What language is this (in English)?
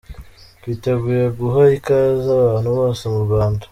Kinyarwanda